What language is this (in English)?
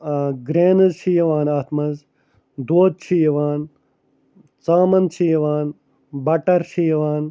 Kashmiri